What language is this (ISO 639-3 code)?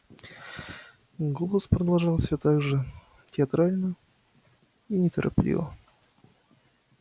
rus